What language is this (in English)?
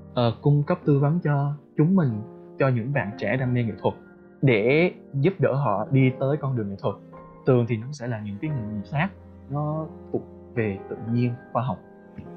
Vietnamese